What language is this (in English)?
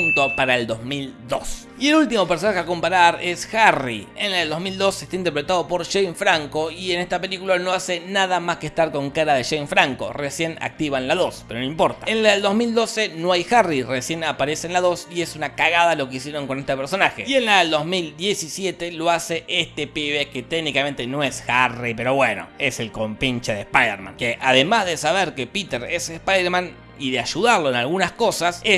Spanish